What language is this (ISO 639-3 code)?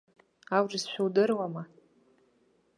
abk